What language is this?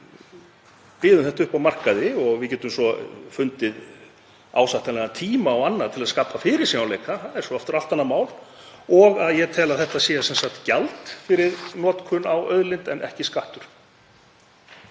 Icelandic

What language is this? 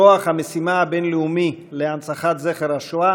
Hebrew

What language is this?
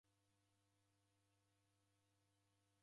Taita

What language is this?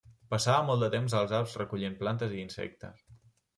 Catalan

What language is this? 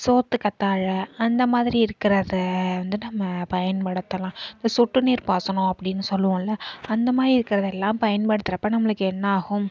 Tamil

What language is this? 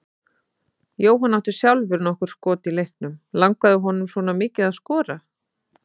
Icelandic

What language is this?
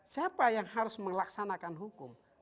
Indonesian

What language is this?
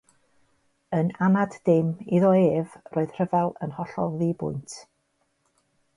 Welsh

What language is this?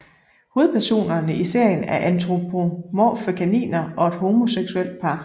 Danish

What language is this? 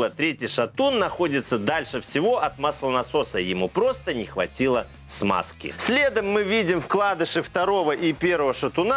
Russian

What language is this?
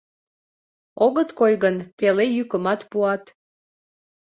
Mari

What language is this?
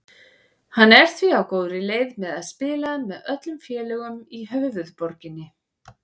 Icelandic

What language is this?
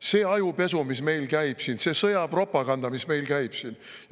Estonian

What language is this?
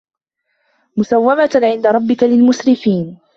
Arabic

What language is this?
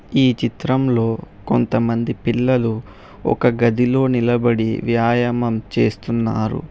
Telugu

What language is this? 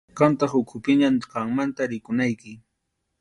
Arequipa-La Unión Quechua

